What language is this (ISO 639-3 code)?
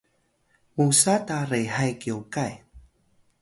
tay